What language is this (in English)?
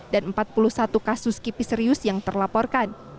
Indonesian